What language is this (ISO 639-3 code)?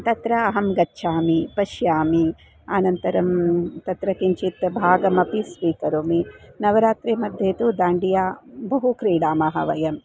san